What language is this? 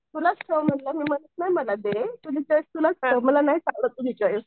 Marathi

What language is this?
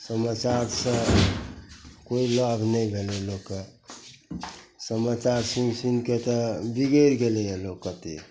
Maithili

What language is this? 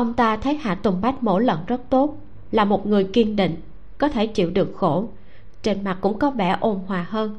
Vietnamese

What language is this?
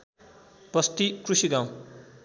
Nepali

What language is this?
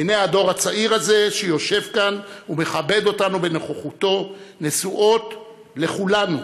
Hebrew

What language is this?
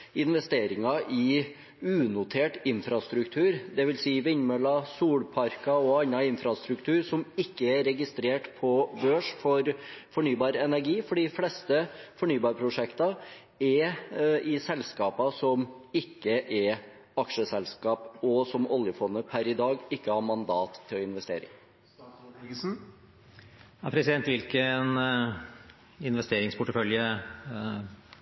Norwegian Bokmål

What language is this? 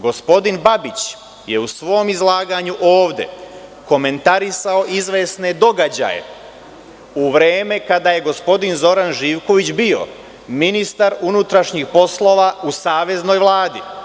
Serbian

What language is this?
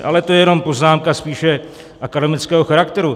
Czech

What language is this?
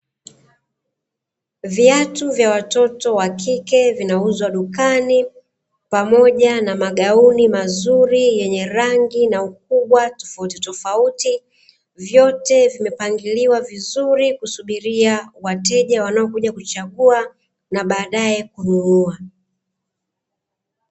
Swahili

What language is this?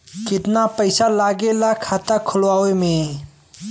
Bhojpuri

